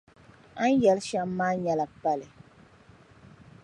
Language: Dagbani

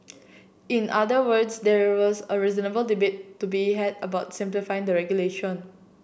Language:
English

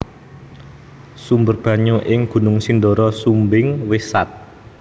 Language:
Javanese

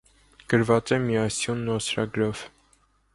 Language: Armenian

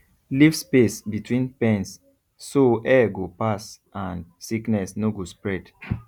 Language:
Nigerian Pidgin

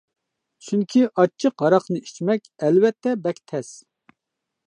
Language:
Uyghur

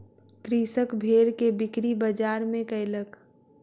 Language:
Maithili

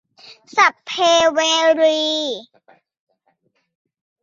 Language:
Thai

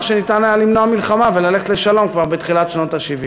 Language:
Hebrew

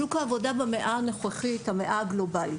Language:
Hebrew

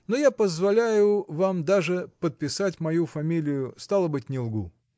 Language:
Russian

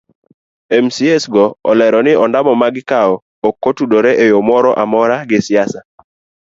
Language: Luo (Kenya and Tanzania)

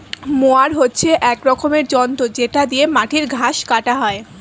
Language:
Bangla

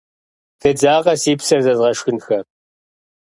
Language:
Kabardian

